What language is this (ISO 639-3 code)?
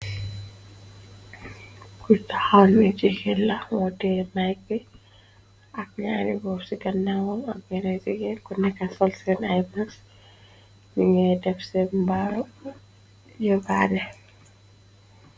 wol